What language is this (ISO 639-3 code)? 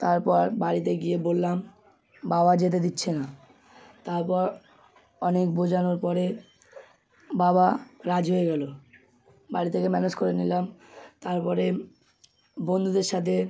ben